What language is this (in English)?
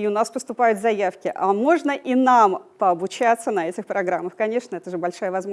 Russian